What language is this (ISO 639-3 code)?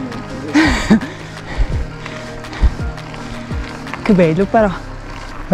ita